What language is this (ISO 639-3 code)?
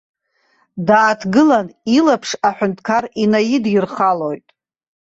abk